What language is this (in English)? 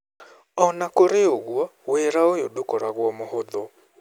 Kikuyu